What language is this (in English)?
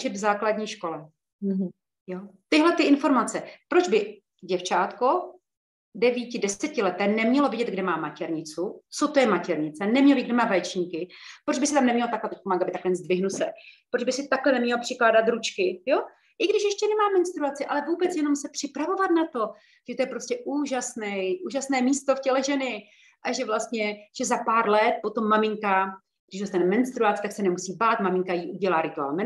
Czech